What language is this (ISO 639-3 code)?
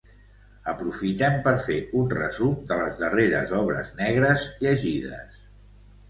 cat